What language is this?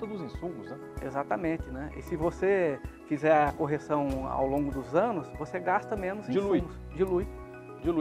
Portuguese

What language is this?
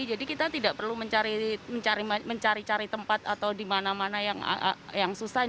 Indonesian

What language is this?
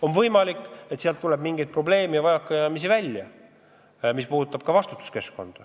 Estonian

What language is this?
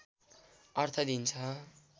Nepali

